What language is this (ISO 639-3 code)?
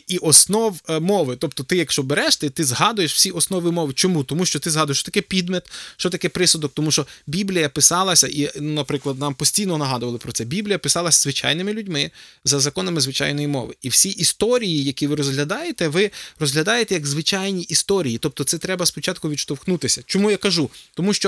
ukr